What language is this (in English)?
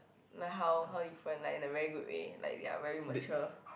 English